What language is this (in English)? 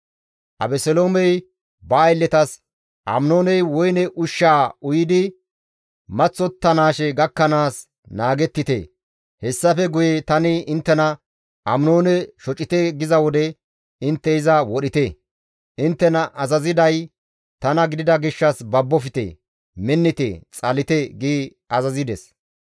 Gamo